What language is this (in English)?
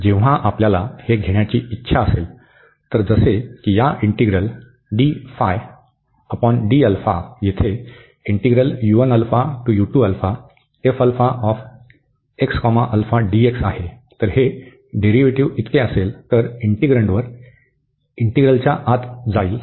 Marathi